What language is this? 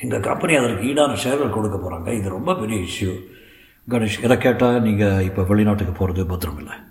Tamil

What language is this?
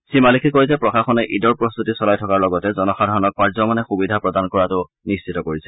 Assamese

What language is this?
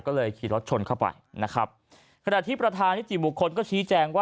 Thai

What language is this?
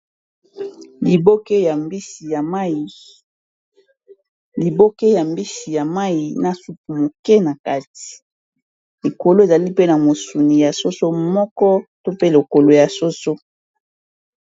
Lingala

